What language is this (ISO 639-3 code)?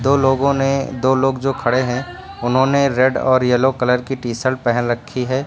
hin